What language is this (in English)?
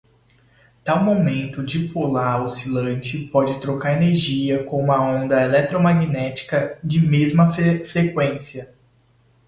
Portuguese